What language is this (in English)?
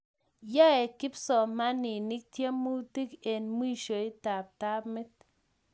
Kalenjin